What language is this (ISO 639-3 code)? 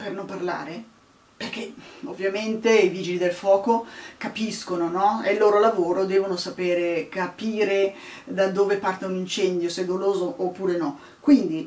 ita